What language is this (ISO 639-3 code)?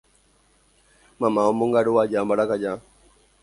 grn